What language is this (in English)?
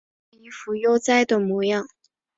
Chinese